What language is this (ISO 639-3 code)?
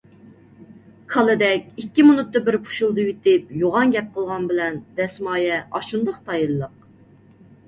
uig